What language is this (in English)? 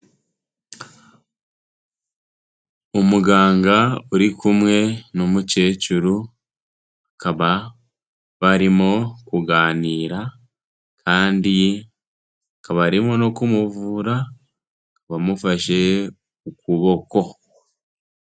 Kinyarwanda